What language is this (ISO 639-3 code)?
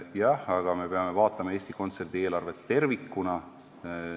est